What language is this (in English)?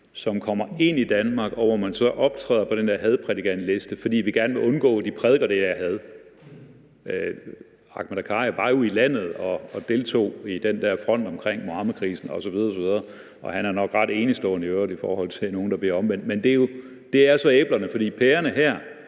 Danish